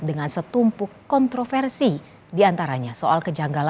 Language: Indonesian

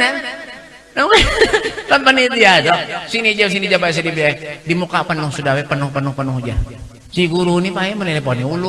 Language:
Indonesian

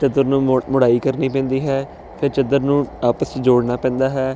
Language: Punjabi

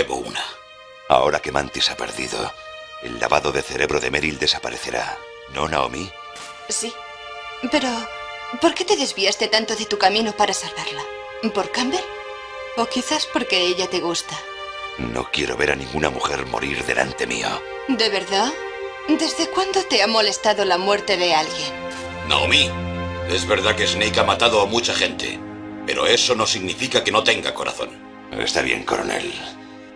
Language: Spanish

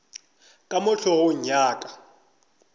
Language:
Northern Sotho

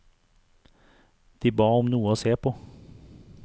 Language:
Norwegian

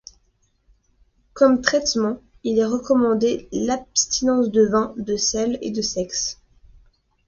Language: French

